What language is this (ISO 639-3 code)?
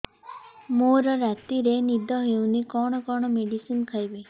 ori